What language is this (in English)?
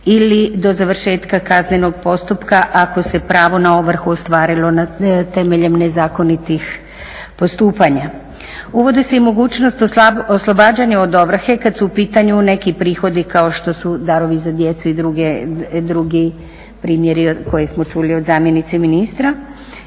Croatian